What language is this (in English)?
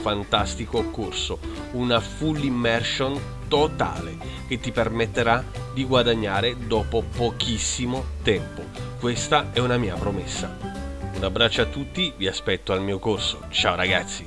Italian